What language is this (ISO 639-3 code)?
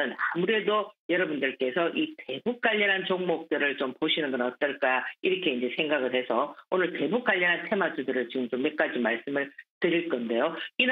kor